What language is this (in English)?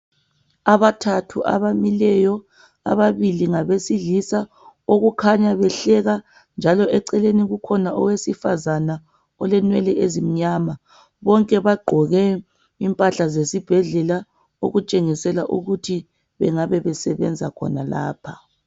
North Ndebele